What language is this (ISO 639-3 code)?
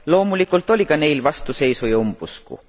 est